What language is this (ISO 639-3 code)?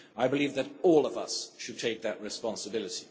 eng